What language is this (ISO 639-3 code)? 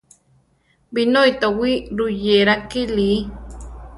tar